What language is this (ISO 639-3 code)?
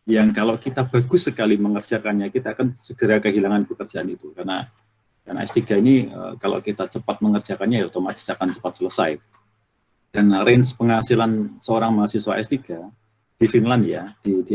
ind